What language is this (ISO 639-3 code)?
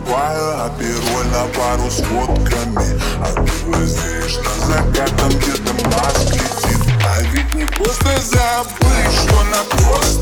rus